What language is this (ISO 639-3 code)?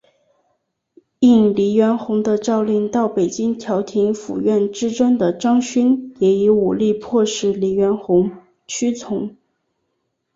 zho